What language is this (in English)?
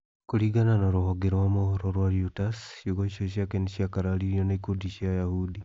Kikuyu